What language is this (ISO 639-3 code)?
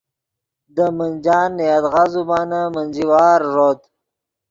ydg